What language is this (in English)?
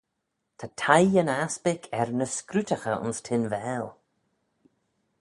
Manx